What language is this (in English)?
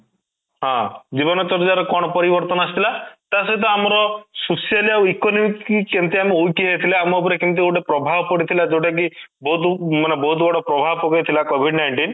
Odia